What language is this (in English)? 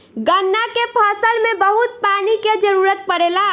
Bhojpuri